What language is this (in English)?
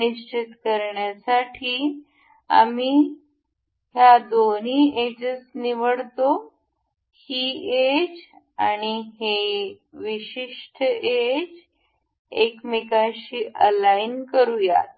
Marathi